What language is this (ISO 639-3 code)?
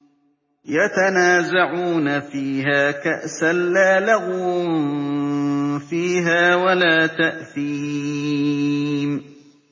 ara